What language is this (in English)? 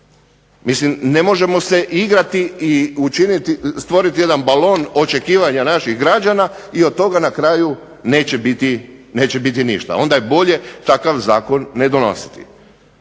Croatian